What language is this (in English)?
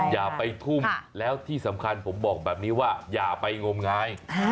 Thai